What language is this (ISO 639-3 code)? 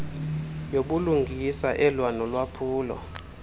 xho